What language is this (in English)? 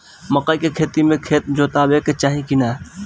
Bhojpuri